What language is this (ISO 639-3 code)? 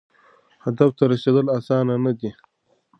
pus